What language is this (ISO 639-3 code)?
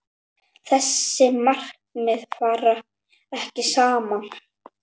isl